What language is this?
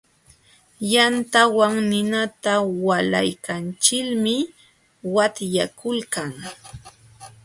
Jauja Wanca Quechua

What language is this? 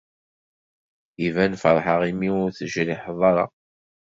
Kabyle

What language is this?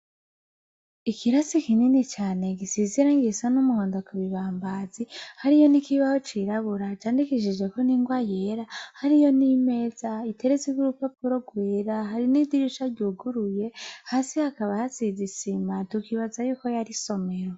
Rundi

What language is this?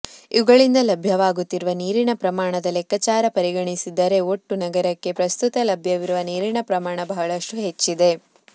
Kannada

